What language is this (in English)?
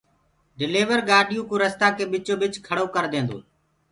Gurgula